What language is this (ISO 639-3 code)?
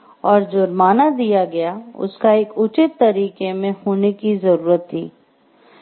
hin